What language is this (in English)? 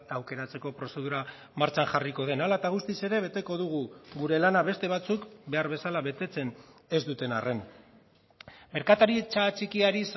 Basque